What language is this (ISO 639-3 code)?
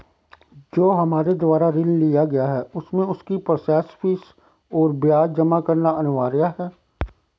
hin